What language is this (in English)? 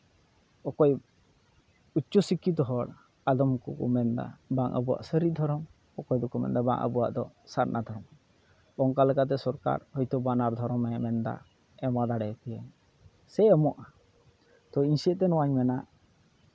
Santali